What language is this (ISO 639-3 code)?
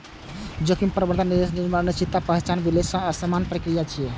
mai